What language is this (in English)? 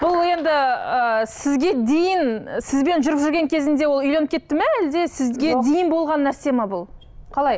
Kazakh